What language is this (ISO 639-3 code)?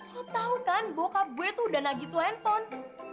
ind